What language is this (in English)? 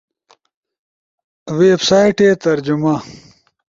Ushojo